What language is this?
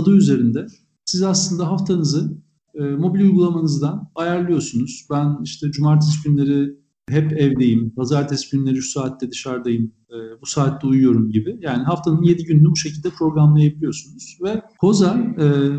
Turkish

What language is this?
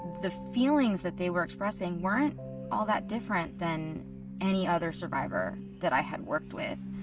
English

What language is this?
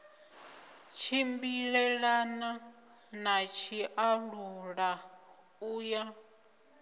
Venda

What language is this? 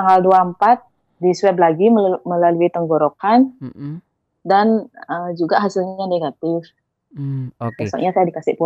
Indonesian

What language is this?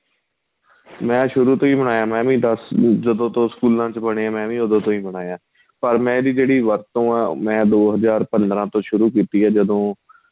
Punjabi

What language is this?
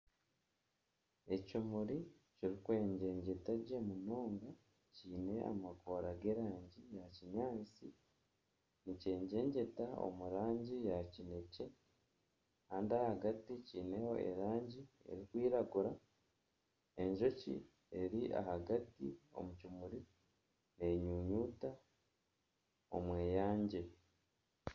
Nyankole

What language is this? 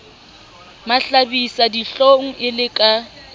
Southern Sotho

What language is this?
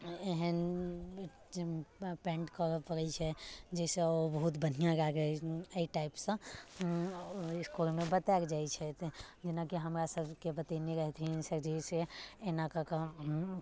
Maithili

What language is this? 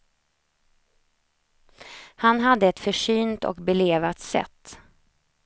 Swedish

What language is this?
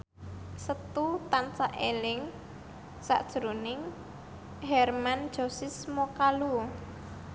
Javanese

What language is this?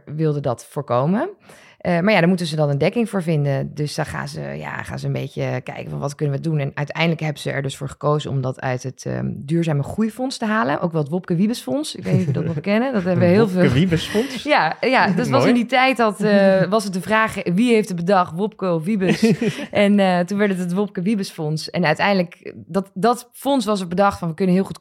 Dutch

